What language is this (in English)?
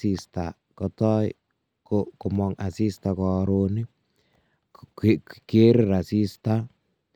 Kalenjin